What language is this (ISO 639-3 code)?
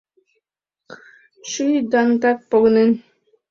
chm